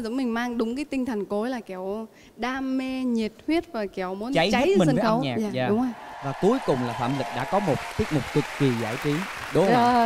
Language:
Vietnamese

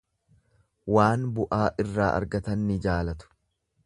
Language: Oromo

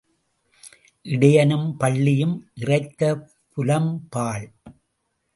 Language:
Tamil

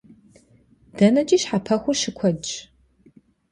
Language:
Kabardian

